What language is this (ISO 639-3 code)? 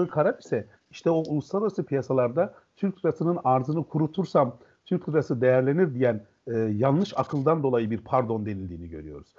tur